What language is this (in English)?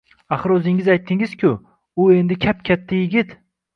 Uzbek